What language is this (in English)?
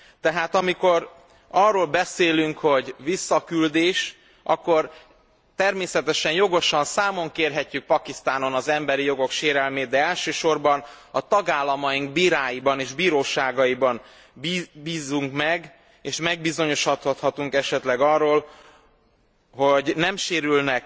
Hungarian